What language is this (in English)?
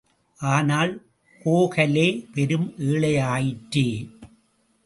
Tamil